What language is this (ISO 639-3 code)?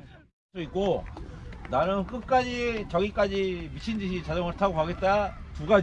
kor